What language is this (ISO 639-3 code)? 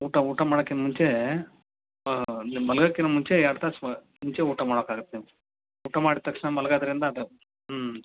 kan